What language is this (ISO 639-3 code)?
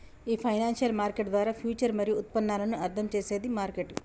tel